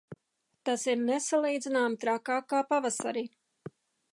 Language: Latvian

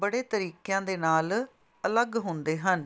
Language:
Punjabi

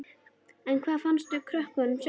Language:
Icelandic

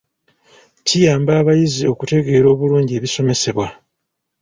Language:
Ganda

